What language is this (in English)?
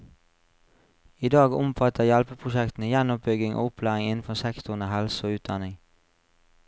Norwegian